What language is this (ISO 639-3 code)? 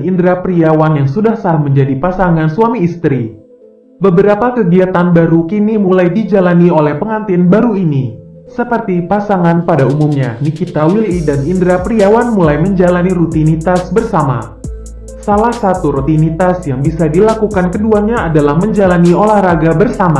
ind